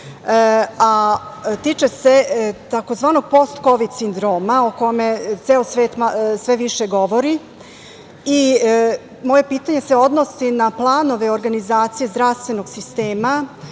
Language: Serbian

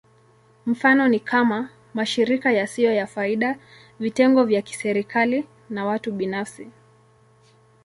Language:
Swahili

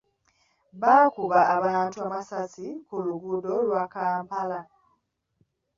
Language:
Ganda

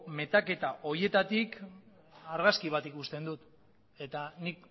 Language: Basque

